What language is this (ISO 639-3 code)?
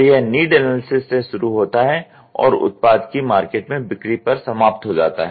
hin